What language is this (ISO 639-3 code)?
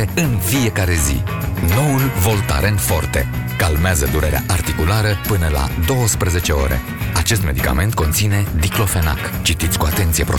ron